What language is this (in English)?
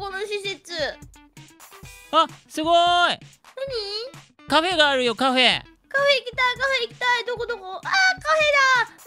Japanese